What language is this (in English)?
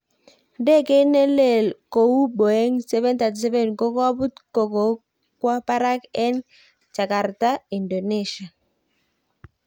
Kalenjin